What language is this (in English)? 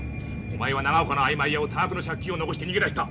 Japanese